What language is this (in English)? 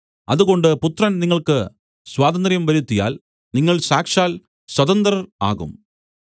Malayalam